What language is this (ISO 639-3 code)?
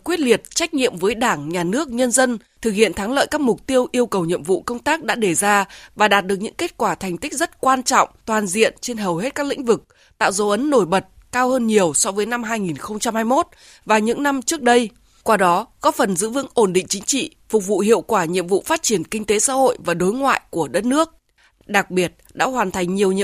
vie